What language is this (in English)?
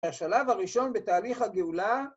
Hebrew